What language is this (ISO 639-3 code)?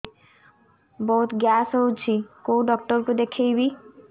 ori